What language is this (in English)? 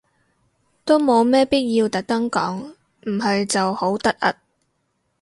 Cantonese